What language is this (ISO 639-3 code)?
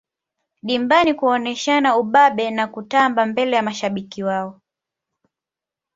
swa